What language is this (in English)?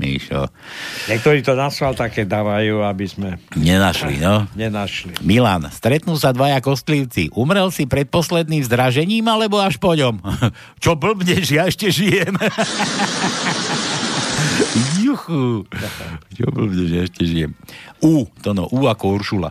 Slovak